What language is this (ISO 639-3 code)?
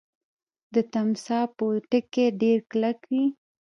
pus